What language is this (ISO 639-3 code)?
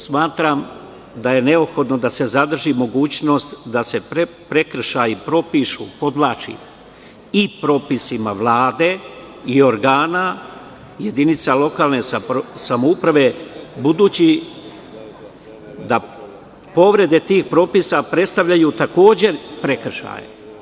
srp